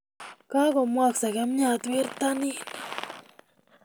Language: Kalenjin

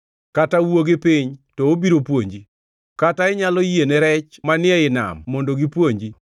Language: Luo (Kenya and Tanzania)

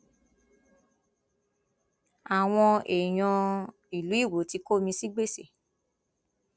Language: Yoruba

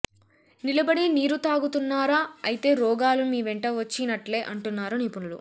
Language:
Telugu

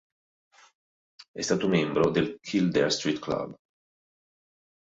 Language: Italian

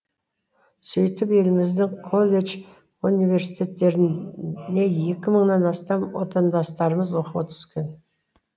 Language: Kazakh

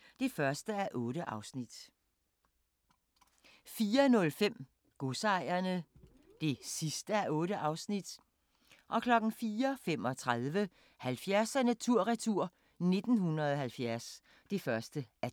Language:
Danish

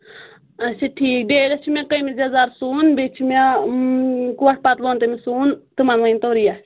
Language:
Kashmiri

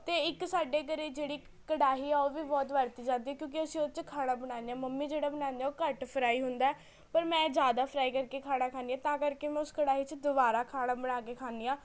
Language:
Punjabi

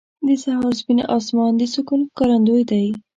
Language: Pashto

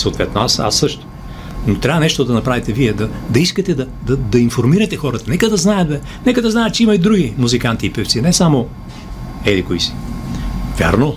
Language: Bulgarian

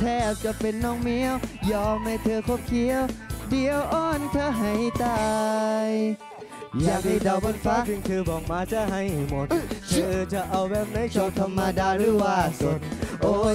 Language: Thai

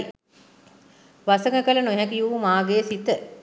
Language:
Sinhala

